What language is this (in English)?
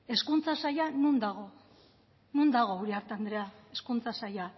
Basque